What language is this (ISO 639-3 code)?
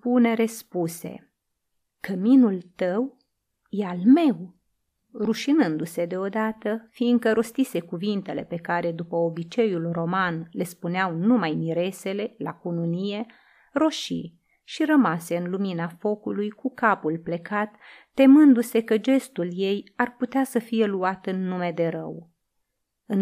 ron